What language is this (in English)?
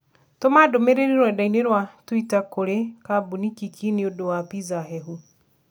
Kikuyu